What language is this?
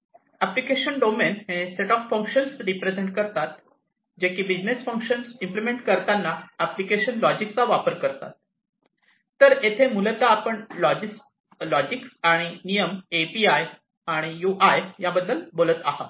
Marathi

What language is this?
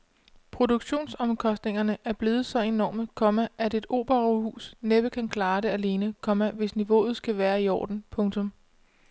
Danish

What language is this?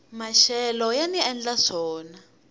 Tsonga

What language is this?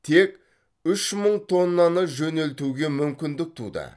Kazakh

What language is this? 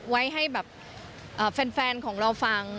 Thai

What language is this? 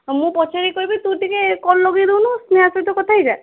Odia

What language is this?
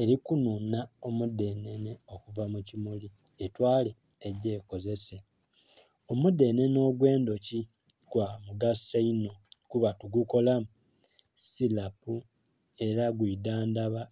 Soga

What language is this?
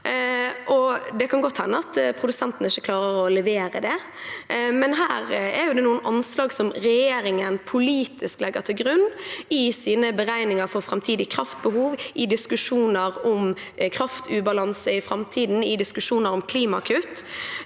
Norwegian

